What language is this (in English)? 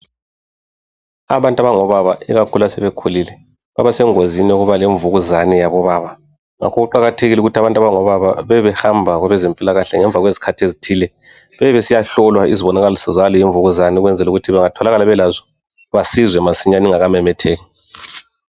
North Ndebele